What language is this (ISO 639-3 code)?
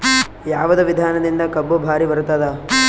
kan